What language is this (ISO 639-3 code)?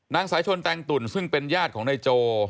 tha